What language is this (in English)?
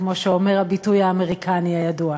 Hebrew